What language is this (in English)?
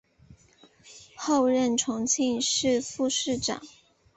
Chinese